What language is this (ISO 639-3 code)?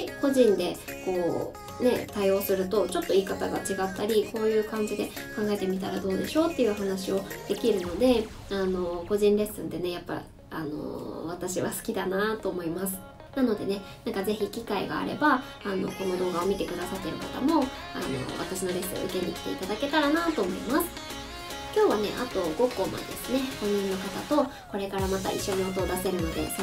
jpn